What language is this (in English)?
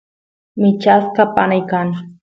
Santiago del Estero Quichua